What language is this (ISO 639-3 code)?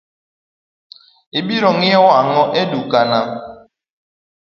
luo